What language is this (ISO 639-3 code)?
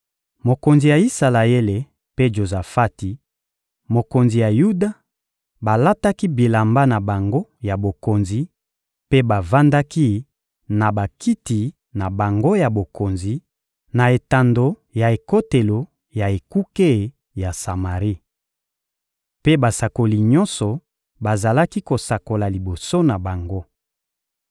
lin